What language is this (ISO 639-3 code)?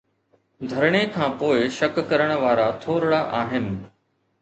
snd